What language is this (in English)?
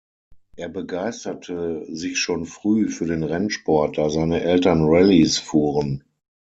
German